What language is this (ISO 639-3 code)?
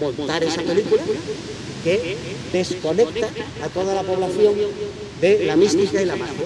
spa